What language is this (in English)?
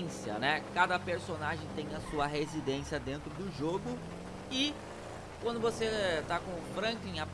Portuguese